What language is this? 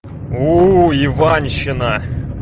Russian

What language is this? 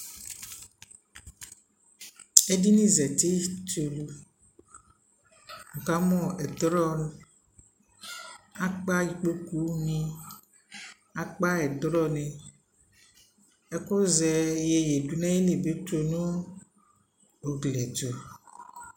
Ikposo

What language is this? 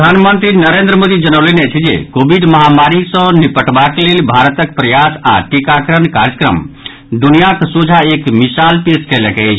Maithili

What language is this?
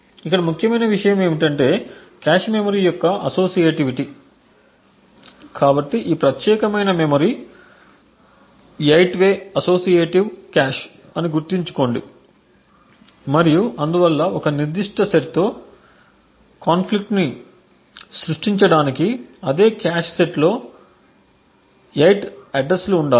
Telugu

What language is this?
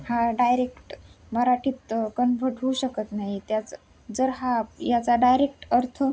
Marathi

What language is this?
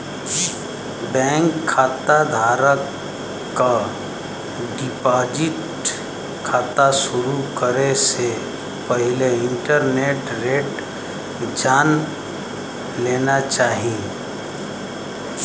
Bhojpuri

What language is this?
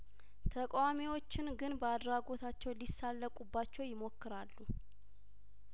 Amharic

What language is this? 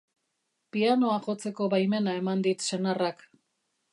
Basque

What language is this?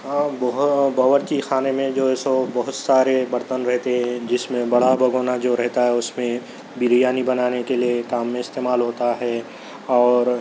Urdu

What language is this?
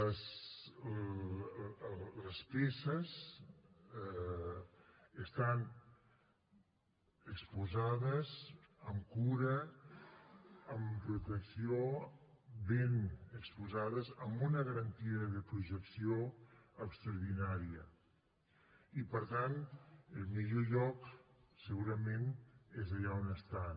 Catalan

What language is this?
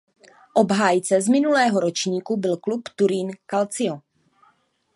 Czech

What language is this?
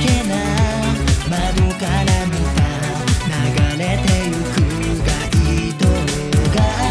Romanian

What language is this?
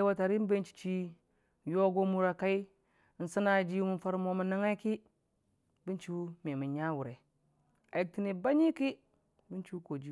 Dijim-Bwilim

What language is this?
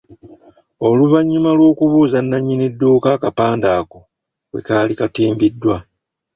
Ganda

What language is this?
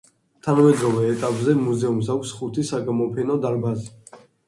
Georgian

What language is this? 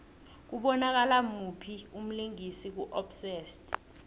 South Ndebele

